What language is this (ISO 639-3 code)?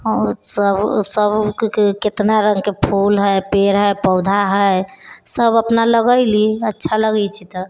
mai